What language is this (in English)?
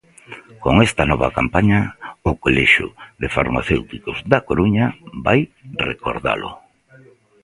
Galician